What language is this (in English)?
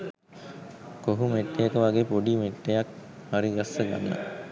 Sinhala